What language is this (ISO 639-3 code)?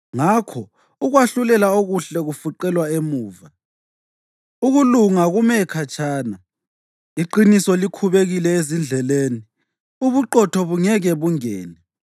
nde